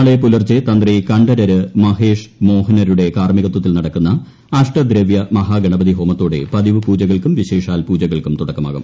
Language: Malayalam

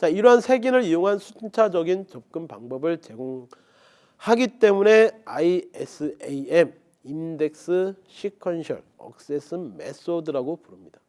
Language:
Korean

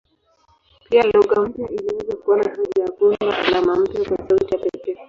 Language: Swahili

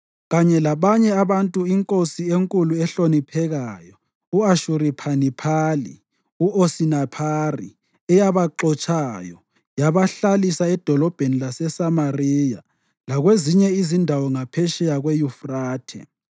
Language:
North Ndebele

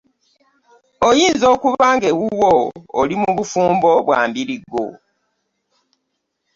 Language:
Ganda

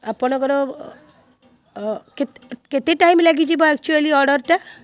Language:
Odia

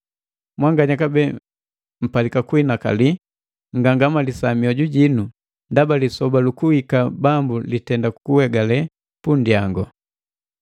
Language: Matengo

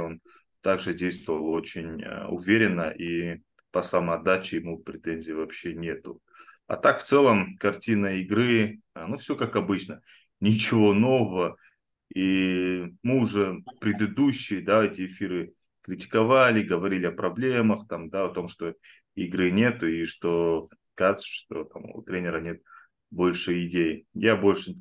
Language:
Russian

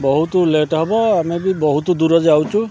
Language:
Odia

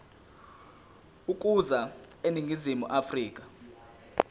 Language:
Zulu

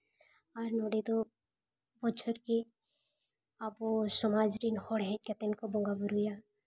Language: Santali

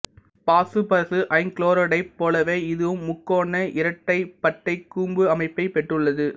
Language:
Tamil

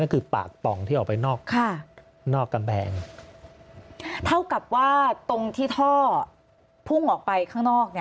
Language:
Thai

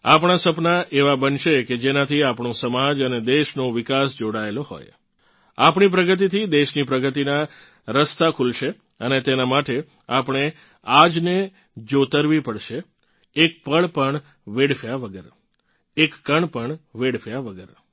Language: Gujarati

